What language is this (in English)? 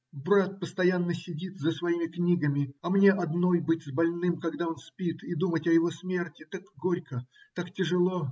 Russian